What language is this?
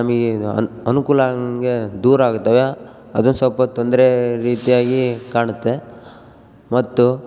Kannada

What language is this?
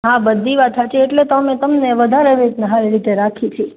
Gujarati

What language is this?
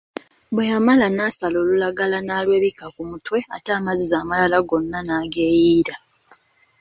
Ganda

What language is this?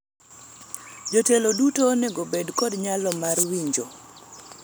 Luo (Kenya and Tanzania)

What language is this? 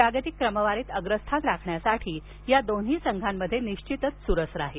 Marathi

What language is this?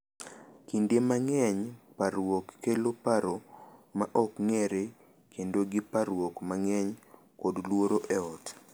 Luo (Kenya and Tanzania)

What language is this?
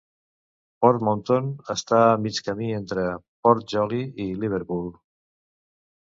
Catalan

